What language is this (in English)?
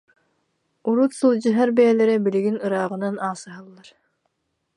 Yakut